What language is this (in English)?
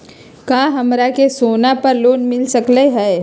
Magahi